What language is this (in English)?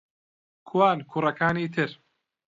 Central Kurdish